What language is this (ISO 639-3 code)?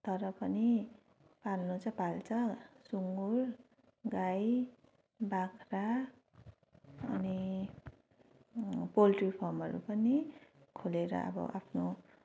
nep